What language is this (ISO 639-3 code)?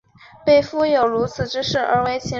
zho